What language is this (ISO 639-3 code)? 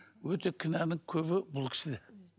kaz